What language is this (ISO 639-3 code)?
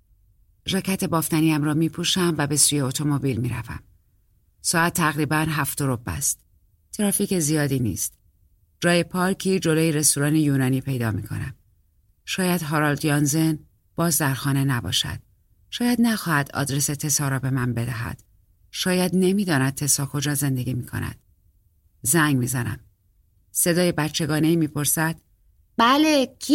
fas